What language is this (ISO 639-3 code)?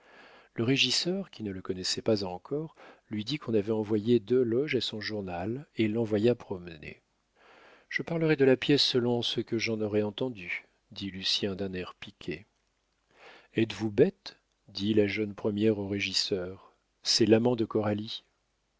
fra